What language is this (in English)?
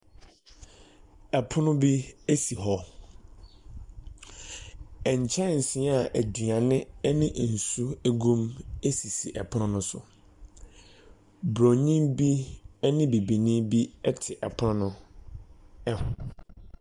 Akan